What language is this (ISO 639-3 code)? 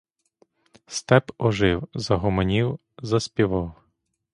ukr